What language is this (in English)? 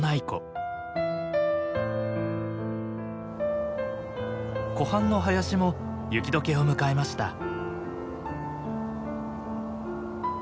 Japanese